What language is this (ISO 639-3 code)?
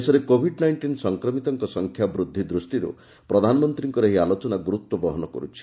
ori